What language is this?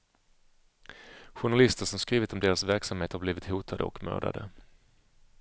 Swedish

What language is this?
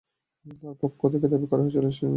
Bangla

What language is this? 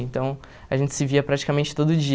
Portuguese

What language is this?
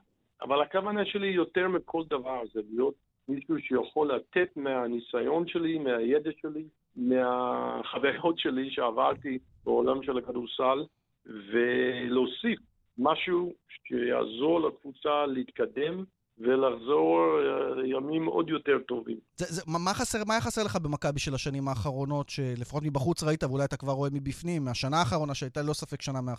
Hebrew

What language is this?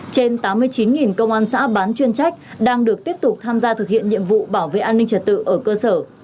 Vietnamese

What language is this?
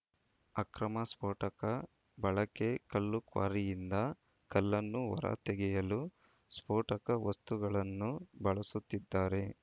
Kannada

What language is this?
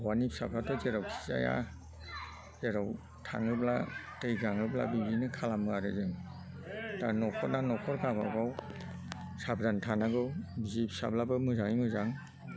Bodo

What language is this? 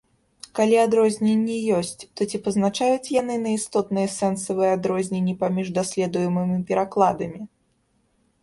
Belarusian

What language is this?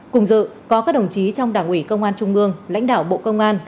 Vietnamese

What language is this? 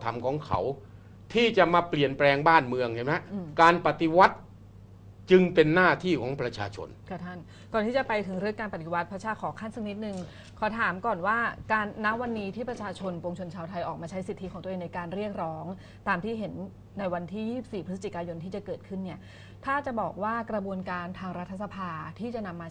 Thai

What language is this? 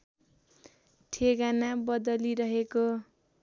Nepali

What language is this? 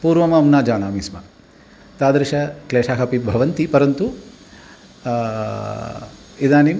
Sanskrit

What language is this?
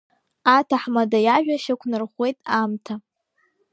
Abkhazian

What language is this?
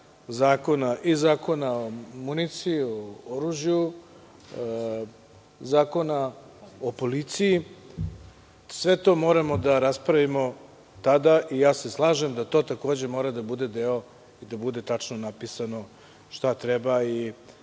Serbian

